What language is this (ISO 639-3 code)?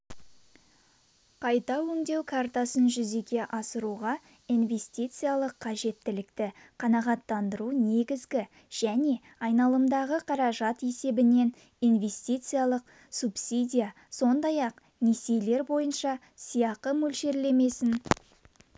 kaz